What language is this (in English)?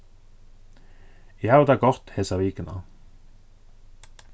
Faroese